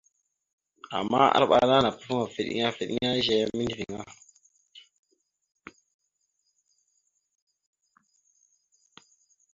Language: Mada (Cameroon)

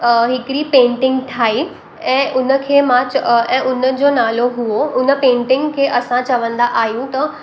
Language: Sindhi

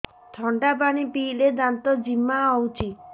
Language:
Odia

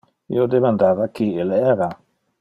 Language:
Interlingua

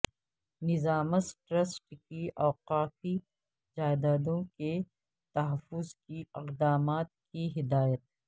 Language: Urdu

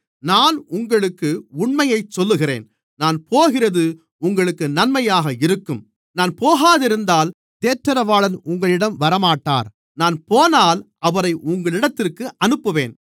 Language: Tamil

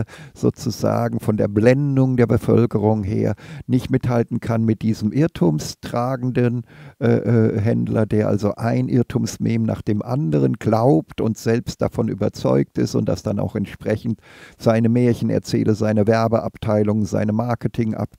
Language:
German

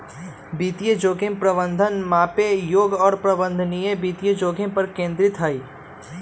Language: Magahi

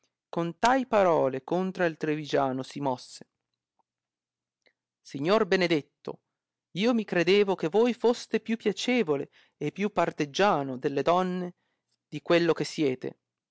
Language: Italian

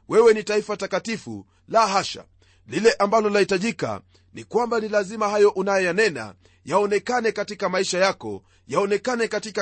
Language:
Swahili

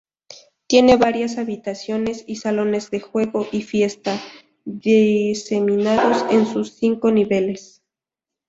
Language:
Spanish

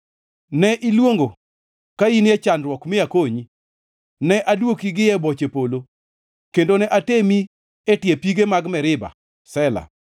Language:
Luo (Kenya and Tanzania)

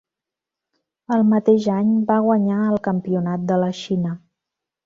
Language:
Catalan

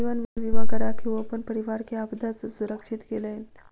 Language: Maithili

